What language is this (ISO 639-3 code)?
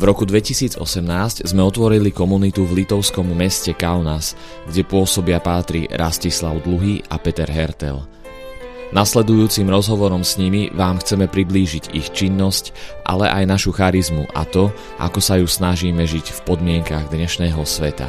slk